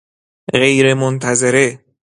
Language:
Persian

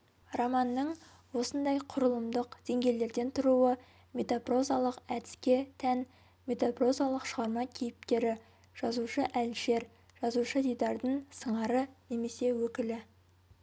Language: Kazakh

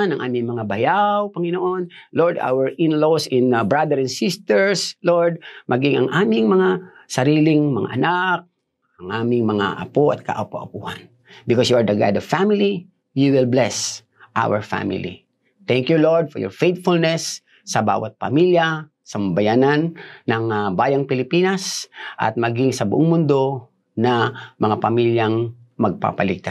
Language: Filipino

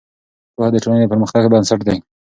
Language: Pashto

